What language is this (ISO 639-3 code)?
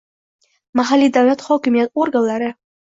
uzb